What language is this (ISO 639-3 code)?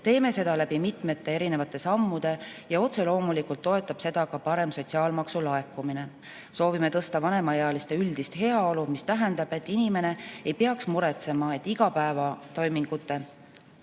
est